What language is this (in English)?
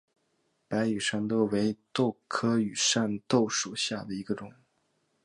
Chinese